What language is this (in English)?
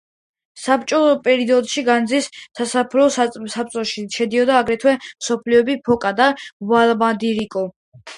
Georgian